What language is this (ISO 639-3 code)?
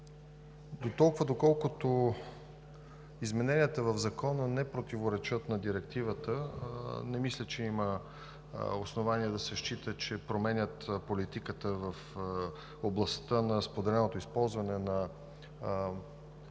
bul